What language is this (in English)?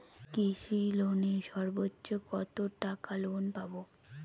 Bangla